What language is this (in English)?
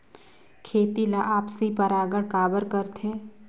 Chhattisgarhi